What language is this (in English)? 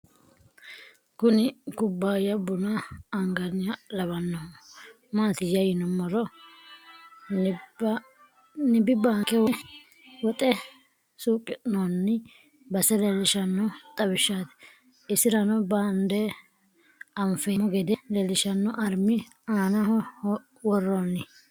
Sidamo